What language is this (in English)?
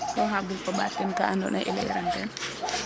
Serer